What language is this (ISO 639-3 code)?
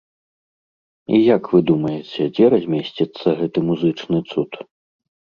bel